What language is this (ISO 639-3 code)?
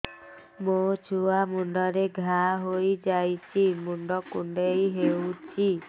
ori